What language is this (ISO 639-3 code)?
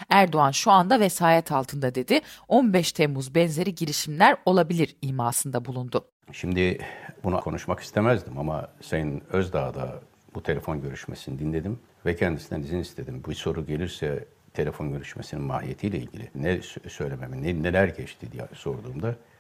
tur